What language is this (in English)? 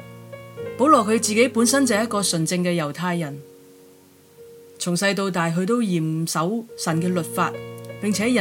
Chinese